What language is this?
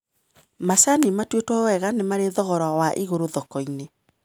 Kikuyu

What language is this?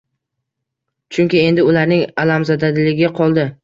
Uzbek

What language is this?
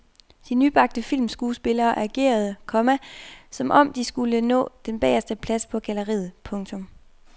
Danish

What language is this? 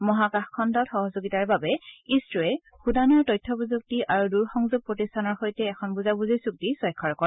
Assamese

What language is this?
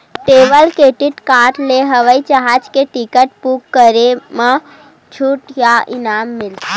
Chhattisgarhi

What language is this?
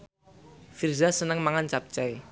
Javanese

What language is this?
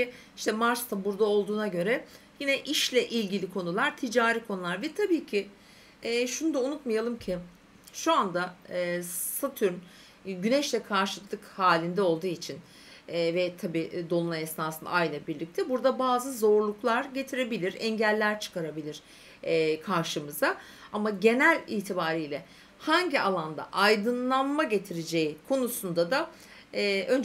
Turkish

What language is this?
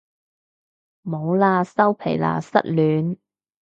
Cantonese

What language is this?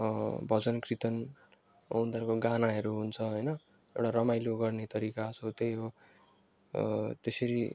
Nepali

